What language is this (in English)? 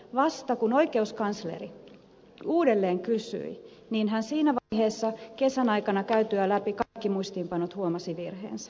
Finnish